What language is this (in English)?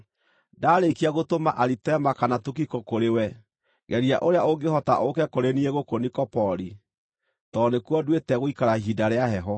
Kikuyu